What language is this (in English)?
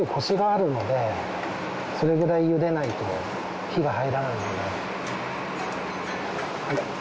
Japanese